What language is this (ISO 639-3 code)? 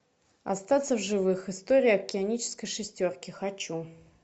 rus